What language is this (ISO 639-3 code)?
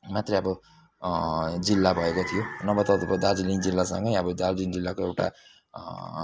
nep